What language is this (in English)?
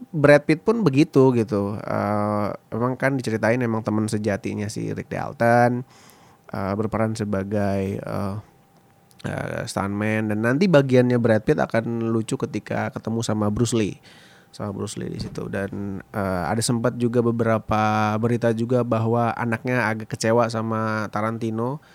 Indonesian